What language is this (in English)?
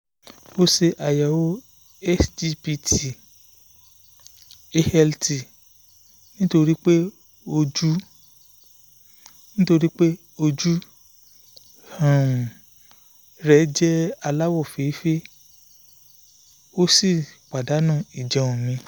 Yoruba